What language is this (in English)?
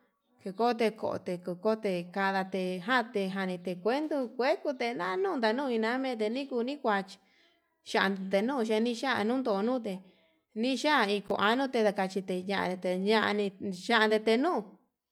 Yutanduchi Mixtec